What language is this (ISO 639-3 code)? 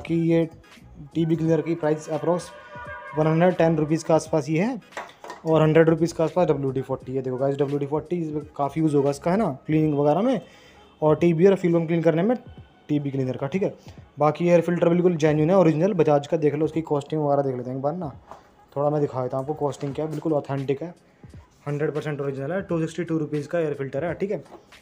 hin